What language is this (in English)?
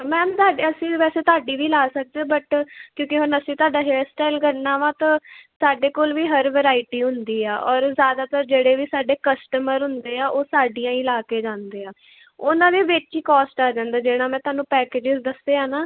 Punjabi